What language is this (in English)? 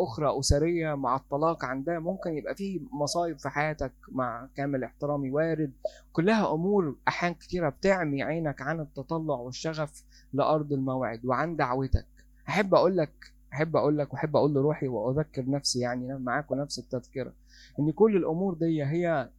Arabic